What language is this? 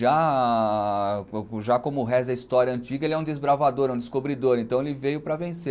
Portuguese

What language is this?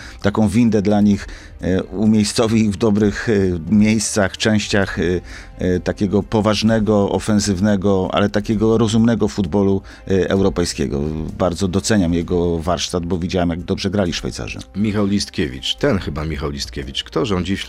Polish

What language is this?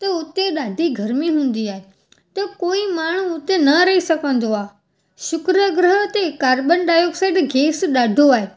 Sindhi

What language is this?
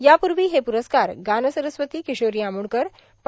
Marathi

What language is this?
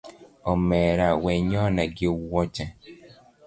Luo (Kenya and Tanzania)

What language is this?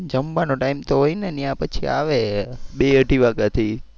Gujarati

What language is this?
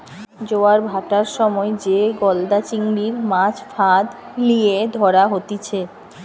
Bangla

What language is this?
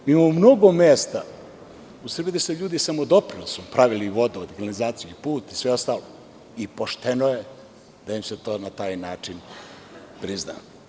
Serbian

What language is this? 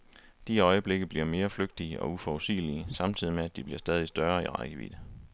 Danish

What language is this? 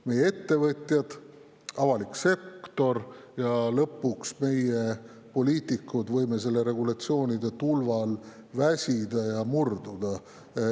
Estonian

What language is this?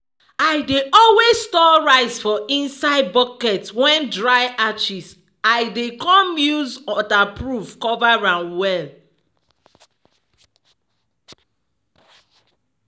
Nigerian Pidgin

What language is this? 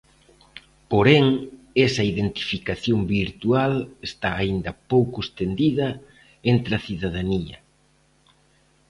Galician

